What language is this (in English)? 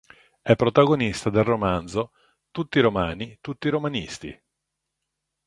Italian